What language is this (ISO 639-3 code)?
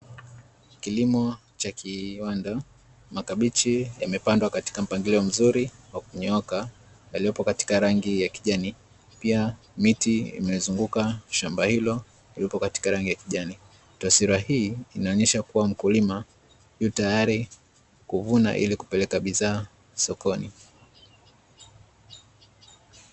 swa